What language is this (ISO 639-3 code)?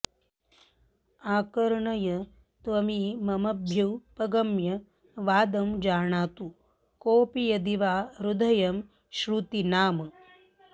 san